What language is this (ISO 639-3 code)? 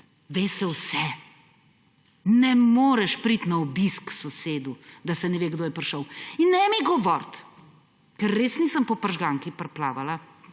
slv